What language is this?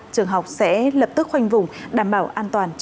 Vietnamese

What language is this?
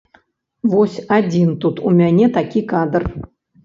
Belarusian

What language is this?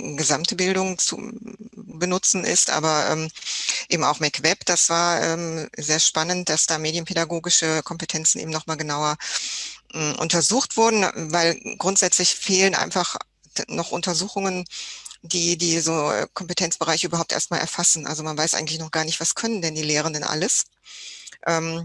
German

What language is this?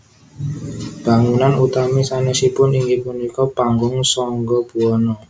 Javanese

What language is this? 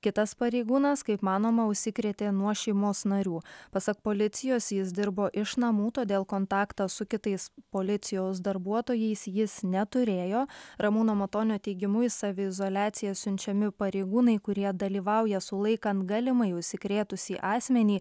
Lithuanian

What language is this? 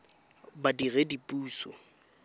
Tswana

